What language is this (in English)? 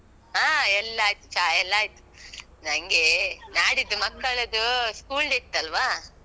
Kannada